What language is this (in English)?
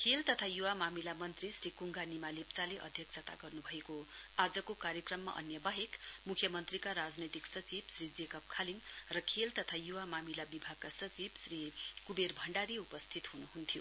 Nepali